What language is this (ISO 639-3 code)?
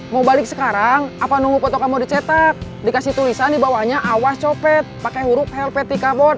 ind